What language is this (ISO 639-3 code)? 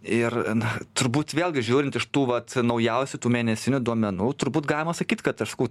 lit